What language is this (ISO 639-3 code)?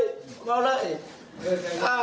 tha